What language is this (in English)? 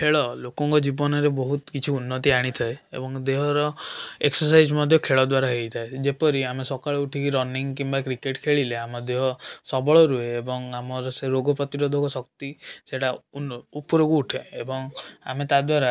Odia